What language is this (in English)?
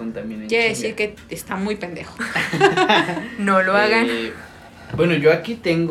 Spanish